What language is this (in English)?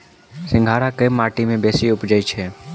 Maithili